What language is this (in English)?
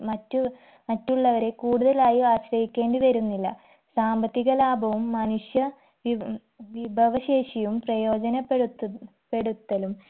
Malayalam